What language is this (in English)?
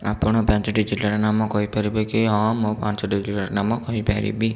Odia